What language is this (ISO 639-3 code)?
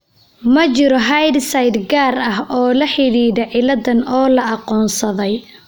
som